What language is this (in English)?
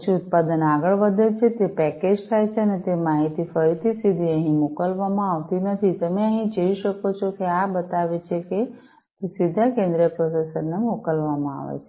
Gujarati